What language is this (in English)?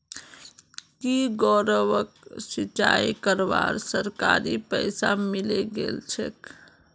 Magahi